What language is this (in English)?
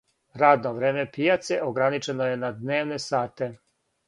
Serbian